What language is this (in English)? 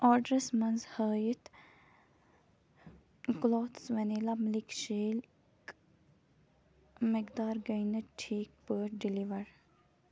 Kashmiri